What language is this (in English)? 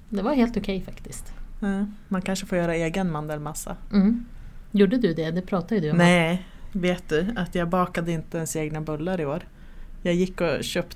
Swedish